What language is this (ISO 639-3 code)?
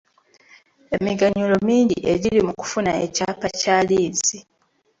lug